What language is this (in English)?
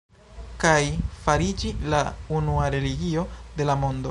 Esperanto